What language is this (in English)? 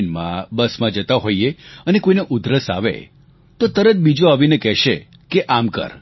Gujarati